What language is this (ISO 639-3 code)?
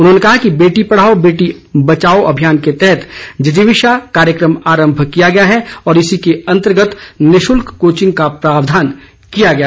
hin